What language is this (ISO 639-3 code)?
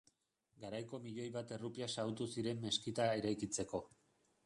eus